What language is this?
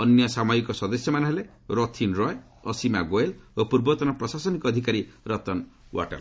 Odia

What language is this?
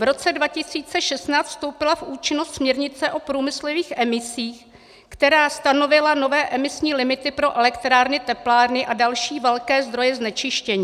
Czech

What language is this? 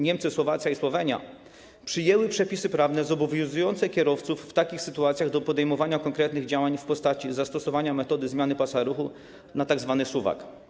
Polish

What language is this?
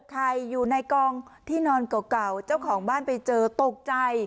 Thai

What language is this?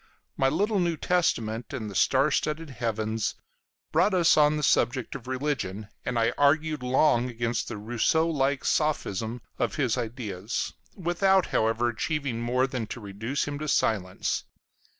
English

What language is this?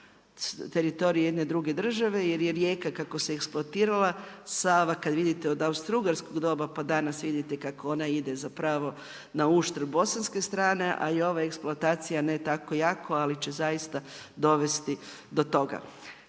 Croatian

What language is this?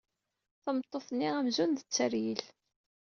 Kabyle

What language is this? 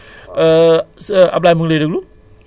Wolof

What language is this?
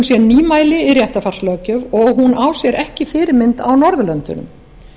Icelandic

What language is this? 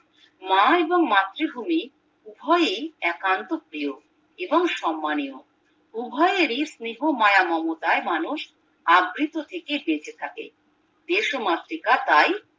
Bangla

